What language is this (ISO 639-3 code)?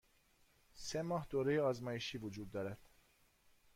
fas